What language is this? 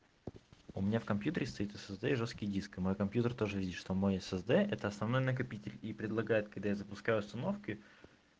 Russian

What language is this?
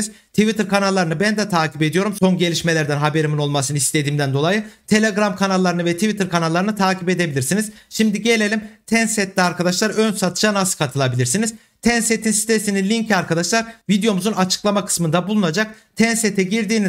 Turkish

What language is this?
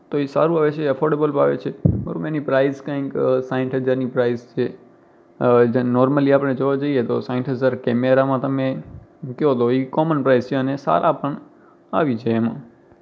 Gujarati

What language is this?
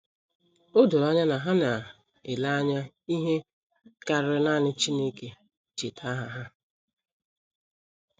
Igbo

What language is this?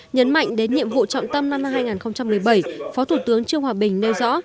Vietnamese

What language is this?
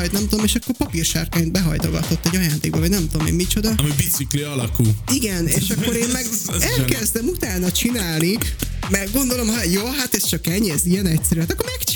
Hungarian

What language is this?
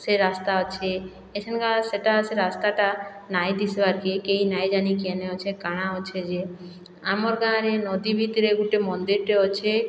Odia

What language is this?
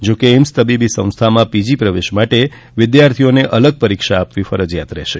Gujarati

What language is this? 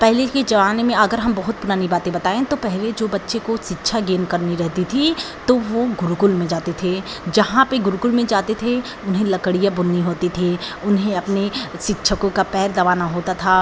Hindi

